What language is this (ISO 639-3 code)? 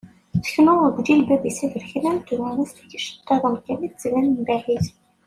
kab